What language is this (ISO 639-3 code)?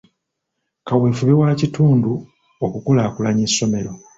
lug